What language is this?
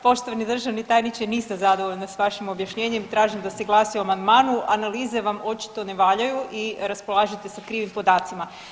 Croatian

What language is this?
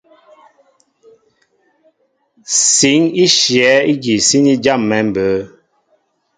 Mbo (Cameroon)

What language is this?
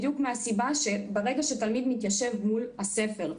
Hebrew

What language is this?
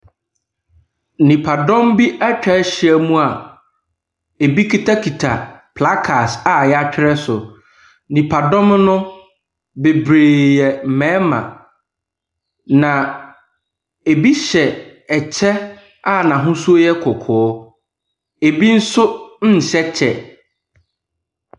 Akan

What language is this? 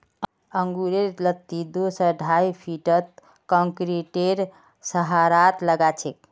Magahi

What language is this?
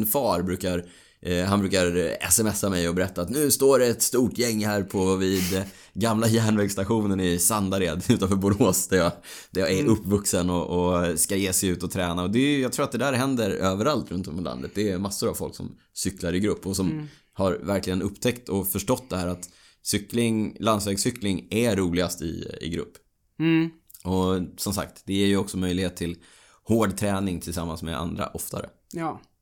Swedish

